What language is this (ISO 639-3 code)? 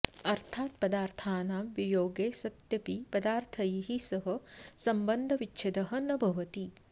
san